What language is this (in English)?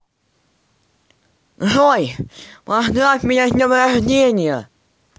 Russian